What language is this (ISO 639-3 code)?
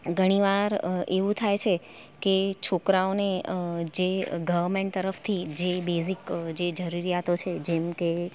guj